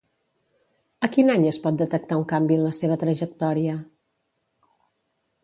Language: Catalan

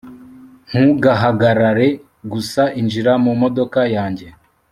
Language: Kinyarwanda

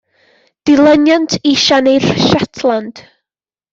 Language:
Welsh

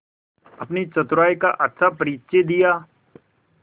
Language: Hindi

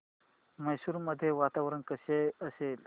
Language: Marathi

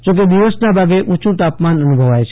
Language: Gujarati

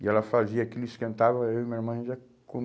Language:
Portuguese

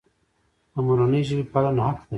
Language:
Pashto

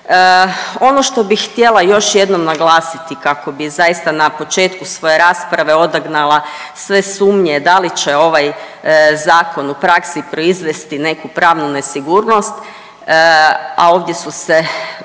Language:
Croatian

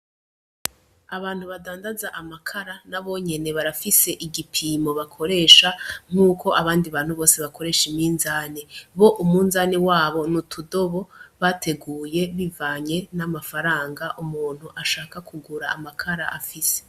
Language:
Rundi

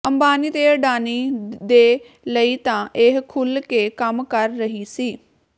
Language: Punjabi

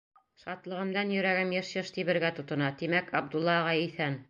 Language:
Bashkir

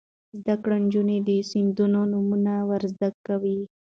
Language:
Pashto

